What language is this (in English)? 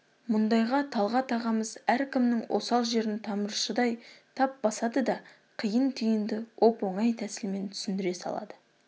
Kazakh